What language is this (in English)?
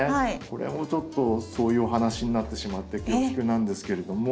Japanese